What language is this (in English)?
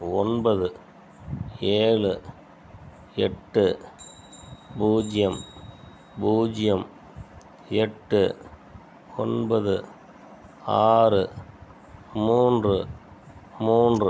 Tamil